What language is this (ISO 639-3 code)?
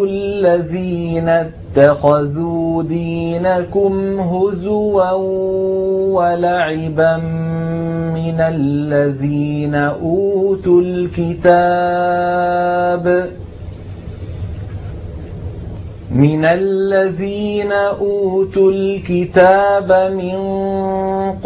ara